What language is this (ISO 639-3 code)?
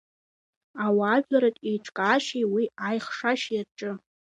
abk